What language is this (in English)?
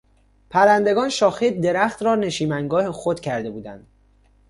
Persian